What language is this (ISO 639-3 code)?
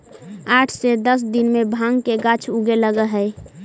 mag